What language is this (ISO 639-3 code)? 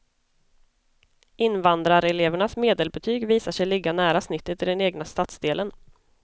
swe